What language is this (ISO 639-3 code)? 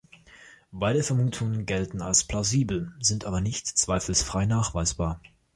deu